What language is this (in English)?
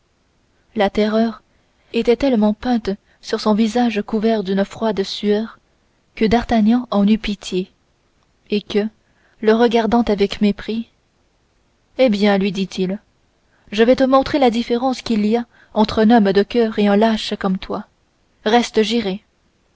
French